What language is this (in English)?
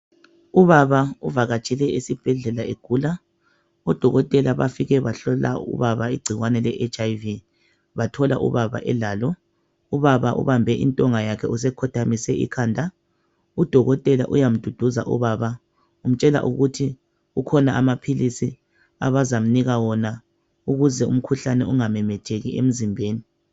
North Ndebele